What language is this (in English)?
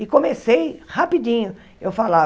Portuguese